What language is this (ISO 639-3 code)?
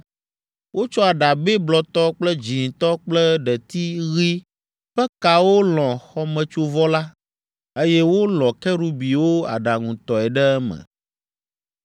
ewe